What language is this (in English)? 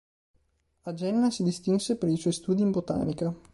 Italian